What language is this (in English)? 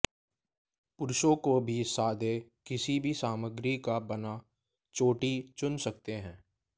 Hindi